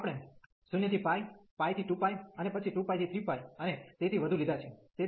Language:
Gujarati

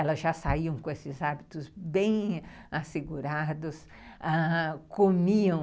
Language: Portuguese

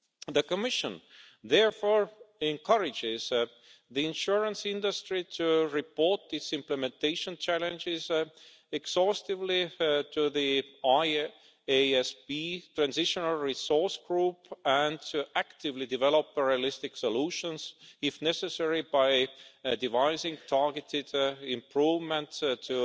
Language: English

